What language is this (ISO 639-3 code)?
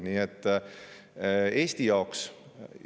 est